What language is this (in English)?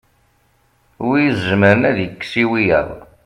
Kabyle